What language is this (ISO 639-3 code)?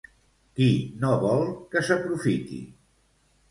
cat